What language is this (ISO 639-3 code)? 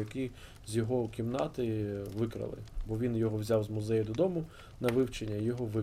ukr